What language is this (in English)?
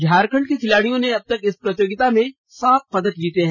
Hindi